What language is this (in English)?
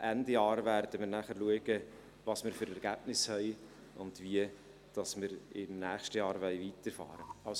Swiss German